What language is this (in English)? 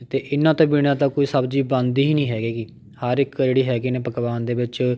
Punjabi